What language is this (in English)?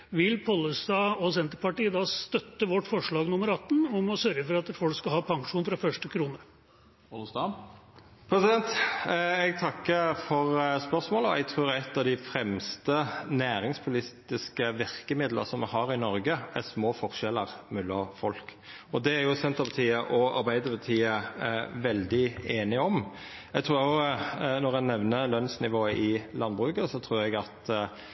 Norwegian